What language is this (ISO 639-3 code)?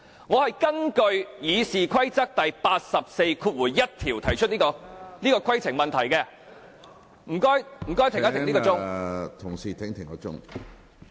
yue